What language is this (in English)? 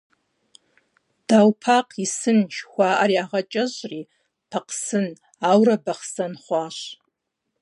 Kabardian